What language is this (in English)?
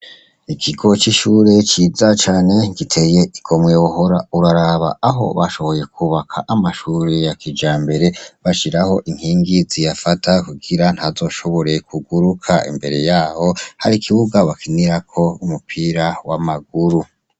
Rundi